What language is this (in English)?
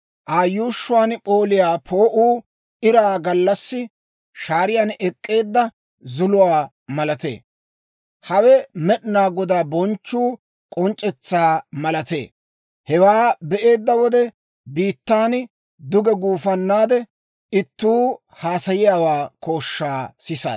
Dawro